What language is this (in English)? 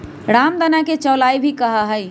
Magahi